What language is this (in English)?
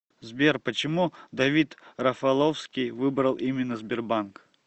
Russian